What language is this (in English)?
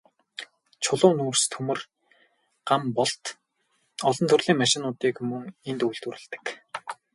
Mongolian